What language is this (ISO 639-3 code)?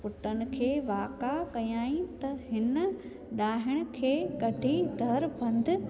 snd